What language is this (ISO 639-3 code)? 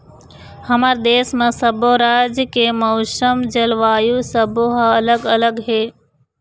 hne